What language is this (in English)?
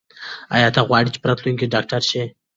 Pashto